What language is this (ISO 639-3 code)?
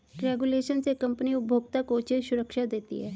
hin